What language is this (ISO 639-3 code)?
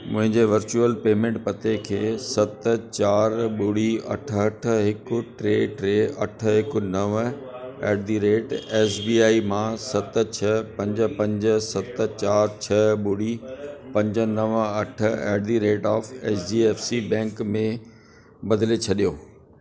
snd